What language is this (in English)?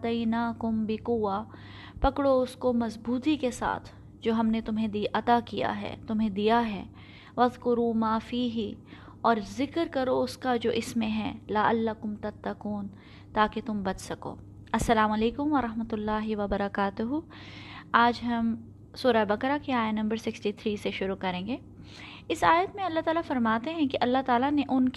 Urdu